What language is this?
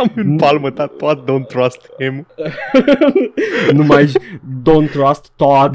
Romanian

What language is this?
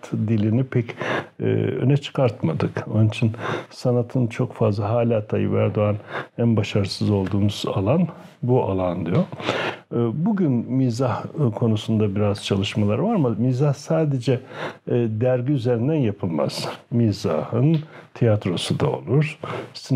Turkish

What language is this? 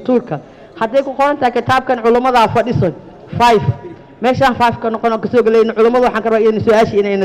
Arabic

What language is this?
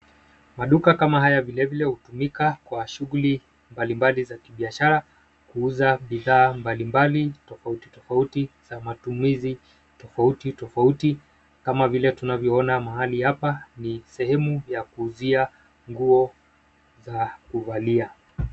Swahili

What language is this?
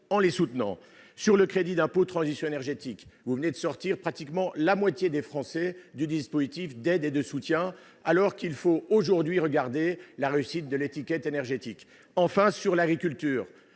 French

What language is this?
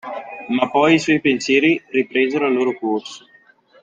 Italian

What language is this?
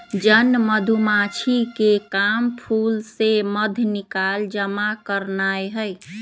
Magahi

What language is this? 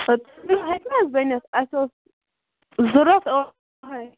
Kashmiri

